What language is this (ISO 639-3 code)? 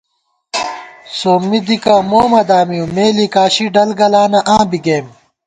gwt